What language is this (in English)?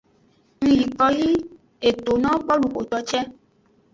Aja (Benin)